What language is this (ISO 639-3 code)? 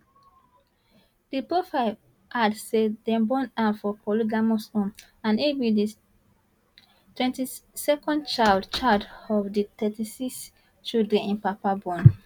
pcm